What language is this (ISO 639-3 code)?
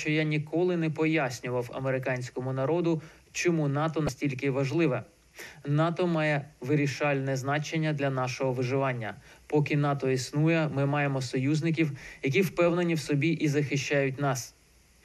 ukr